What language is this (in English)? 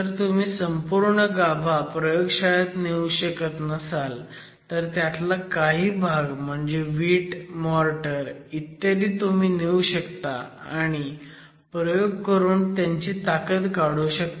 Marathi